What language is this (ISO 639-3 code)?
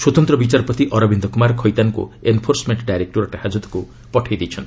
ori